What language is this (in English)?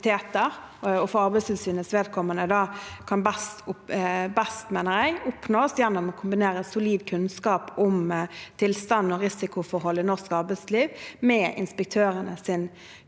Norwegian